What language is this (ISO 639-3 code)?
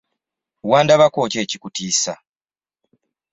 lug